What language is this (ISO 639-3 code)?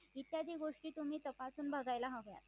mar